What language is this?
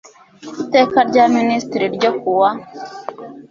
Kinyarwanda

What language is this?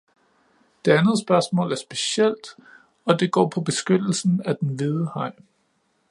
Danish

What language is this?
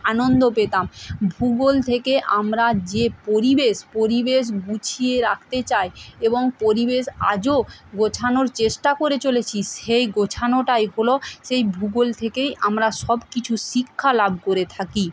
Bangla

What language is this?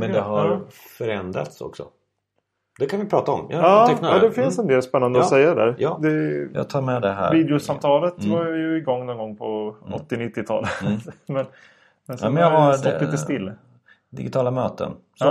Swedish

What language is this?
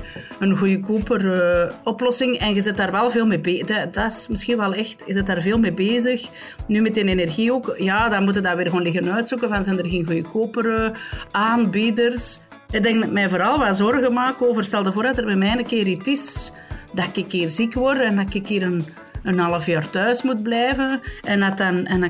Dutch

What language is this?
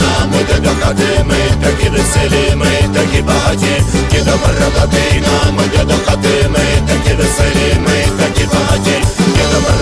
Ukrainian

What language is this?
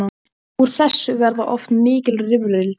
Icelandic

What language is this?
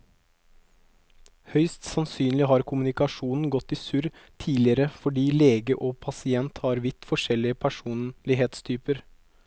Norwegian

